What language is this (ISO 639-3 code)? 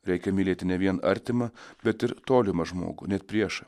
lit